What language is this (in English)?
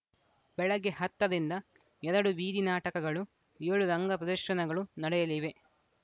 Kannada